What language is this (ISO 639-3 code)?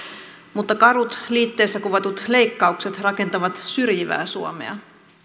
fin